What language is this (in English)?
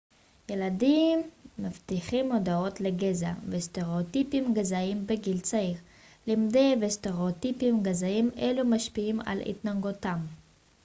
Hebrew